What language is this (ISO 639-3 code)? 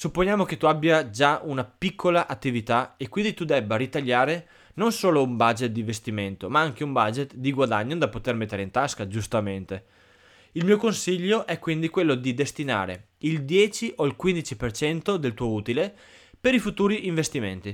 ita